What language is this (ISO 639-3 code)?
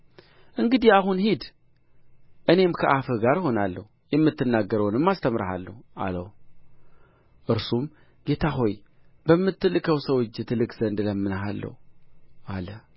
amh